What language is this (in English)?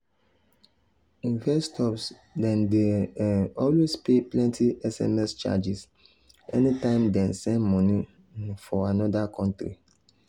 Nigerian Pidgin